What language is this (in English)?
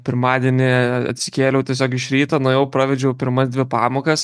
Lithuanian